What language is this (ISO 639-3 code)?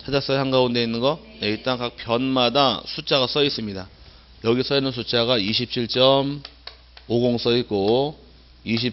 kor